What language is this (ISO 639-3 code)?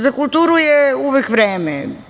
srp